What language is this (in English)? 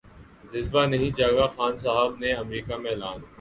Urdu